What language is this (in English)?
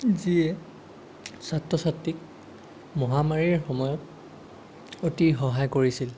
Assamese